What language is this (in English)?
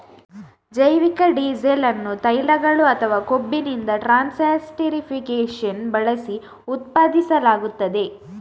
Kannada